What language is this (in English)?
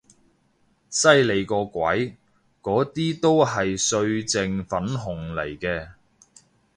Cantonese